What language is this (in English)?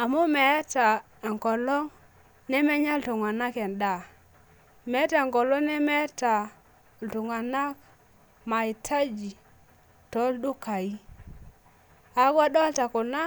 Masai